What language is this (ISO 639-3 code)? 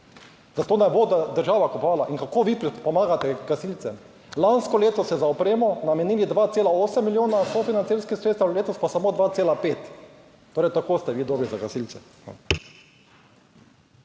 slv